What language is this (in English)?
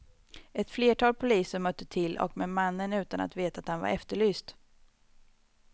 Swedish